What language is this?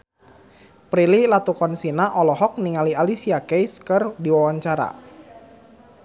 Sundanese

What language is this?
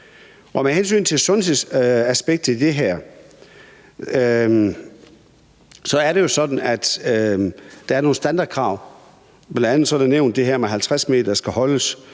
Danish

